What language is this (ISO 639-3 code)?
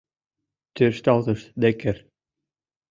chm